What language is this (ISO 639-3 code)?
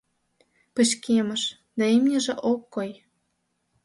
chm